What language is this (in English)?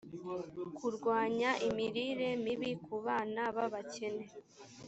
Kinyarwanda